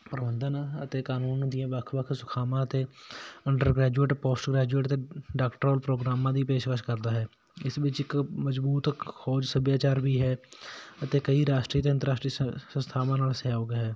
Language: Punjabi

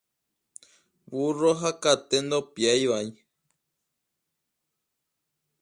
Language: Guarani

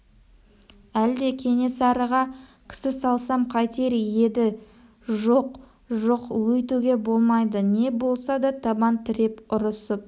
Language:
Kazakh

